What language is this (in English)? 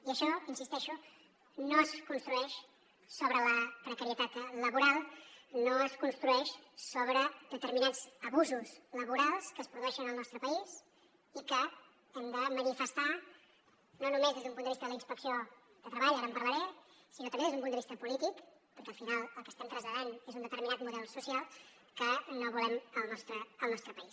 Catalan